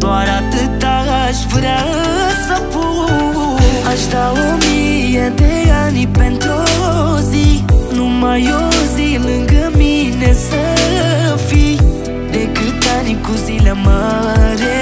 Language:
Romanian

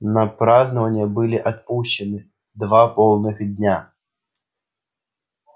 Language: Russian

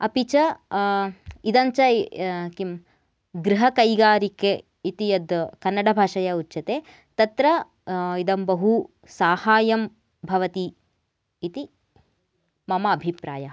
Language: Sanskrit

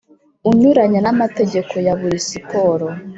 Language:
Kinyarwanda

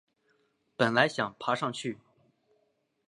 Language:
Chinese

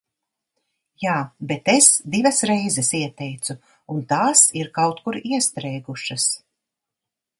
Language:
Latvian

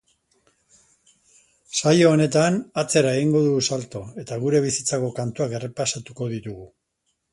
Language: Basque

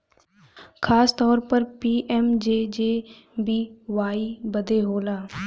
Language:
Bhojpuri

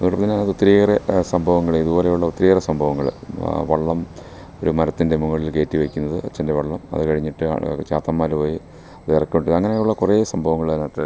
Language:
Malayalam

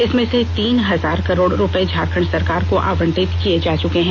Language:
Hindi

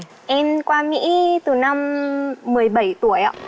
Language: Vietnamese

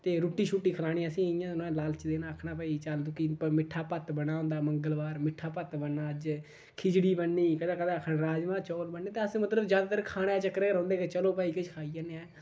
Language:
Dogri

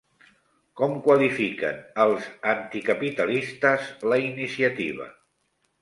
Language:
Catalan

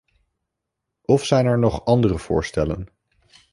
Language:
Dutch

